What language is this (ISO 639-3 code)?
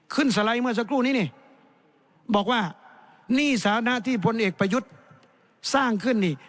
tha